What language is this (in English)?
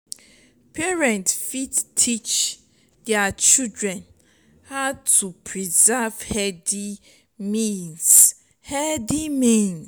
Nigerian Pidgin